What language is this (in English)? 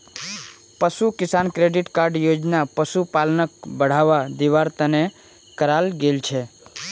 Magahi